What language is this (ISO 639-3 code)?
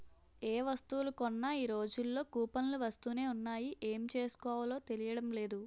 tel